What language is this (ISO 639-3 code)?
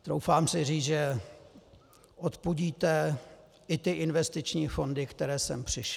ces